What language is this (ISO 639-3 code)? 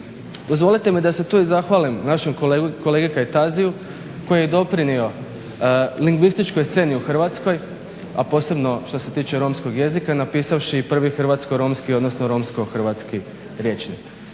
hrv